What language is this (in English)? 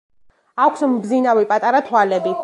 Georgian